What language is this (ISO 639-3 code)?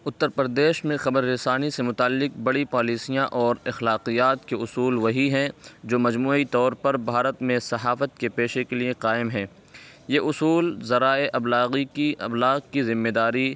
urd